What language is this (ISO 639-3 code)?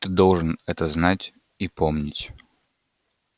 rus